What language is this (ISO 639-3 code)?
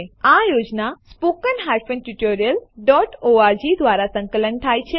guj